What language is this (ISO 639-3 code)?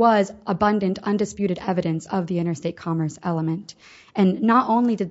eng